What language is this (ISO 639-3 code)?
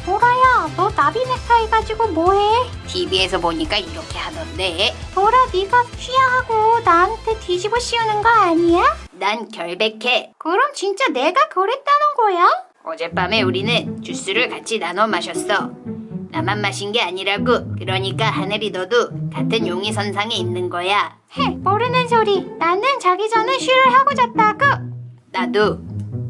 kor